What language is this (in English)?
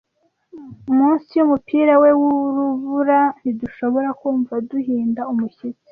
Kinyarwanda